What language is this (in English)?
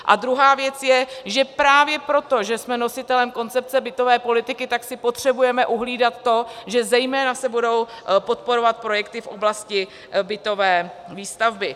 Czech